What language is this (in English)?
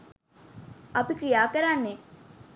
Sinhala